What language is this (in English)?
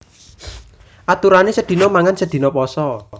Javanese